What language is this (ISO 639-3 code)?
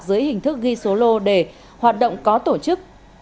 vie